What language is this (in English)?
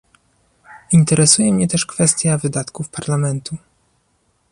Polish